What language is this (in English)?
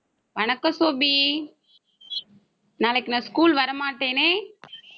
Tamil